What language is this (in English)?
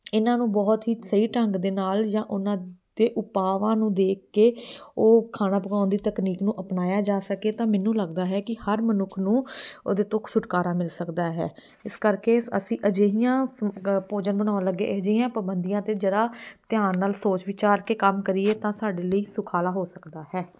Punjabi